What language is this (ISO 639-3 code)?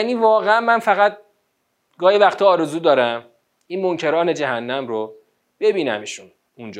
fas